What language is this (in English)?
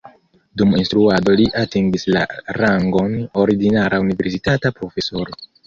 Esperanto